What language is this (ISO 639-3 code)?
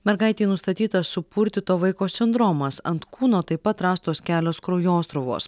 lit